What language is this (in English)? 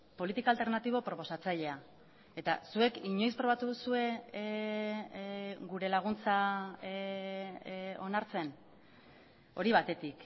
Basque